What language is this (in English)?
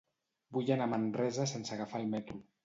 Catalan